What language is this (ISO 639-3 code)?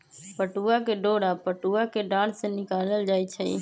mag